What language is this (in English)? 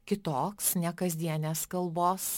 Lithuanian